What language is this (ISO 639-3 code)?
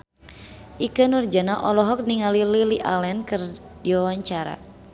sun